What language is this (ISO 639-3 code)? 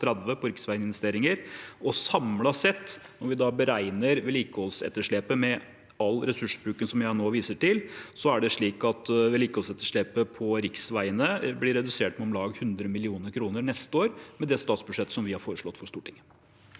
nor